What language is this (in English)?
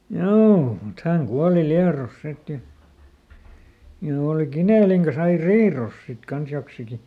Finnish